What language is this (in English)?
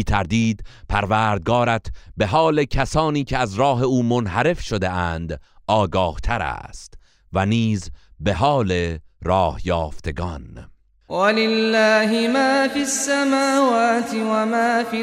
Persian